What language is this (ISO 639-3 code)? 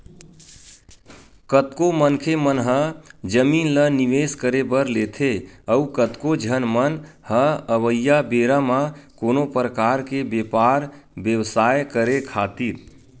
hne